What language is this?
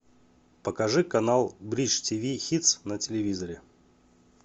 Russian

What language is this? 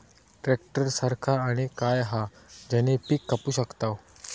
Marathi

